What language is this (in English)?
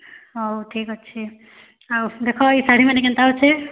Odia